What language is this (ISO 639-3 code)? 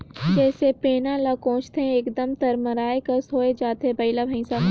hne